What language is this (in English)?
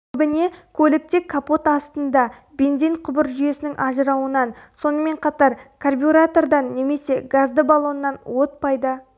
Kazakh